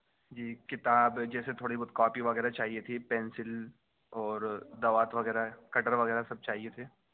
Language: Urdu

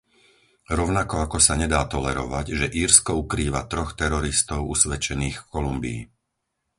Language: Slovak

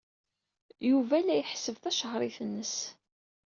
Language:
Kabyle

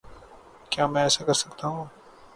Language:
Urdu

